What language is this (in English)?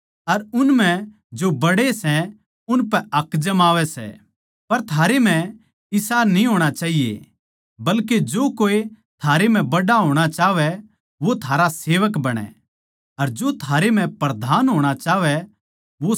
Haryanvi